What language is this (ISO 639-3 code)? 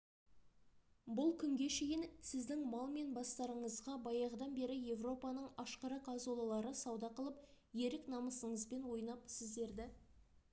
kaz